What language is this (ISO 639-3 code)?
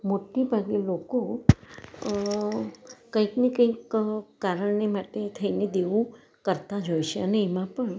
guj